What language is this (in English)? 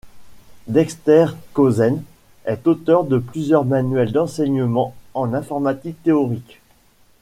French